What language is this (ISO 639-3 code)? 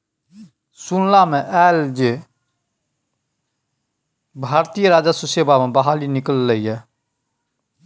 mai